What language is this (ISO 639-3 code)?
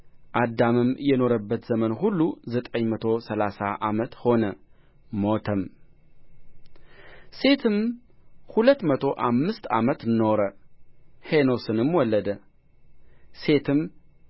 amh